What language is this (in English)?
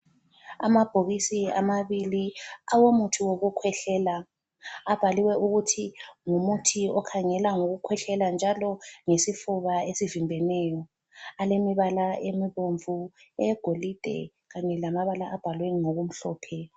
North Ndebele